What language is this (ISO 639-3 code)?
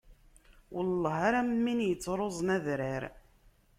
kab